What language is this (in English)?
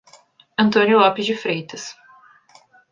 Portuguese